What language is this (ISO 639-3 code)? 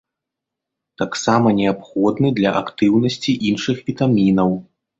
bel